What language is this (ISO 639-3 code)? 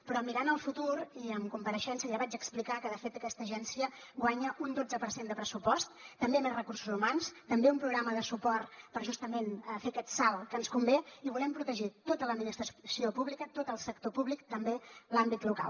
cat